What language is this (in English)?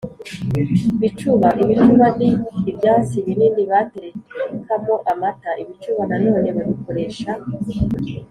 Kinyarwanda